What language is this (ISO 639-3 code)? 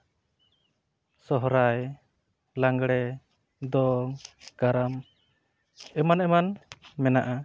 sat